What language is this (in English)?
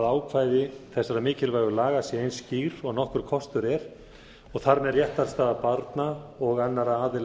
Icelandic